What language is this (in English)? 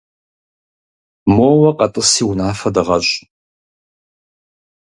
Kabardian